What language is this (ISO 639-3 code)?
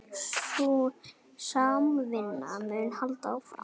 isl